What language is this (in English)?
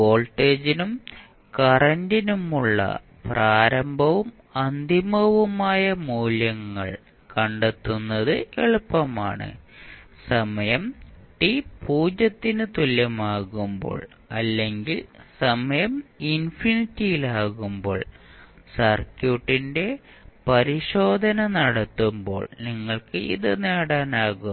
Malayalam